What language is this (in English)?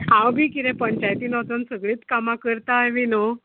Konkani